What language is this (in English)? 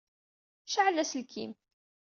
Kabyle